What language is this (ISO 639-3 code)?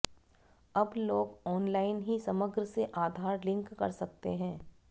hin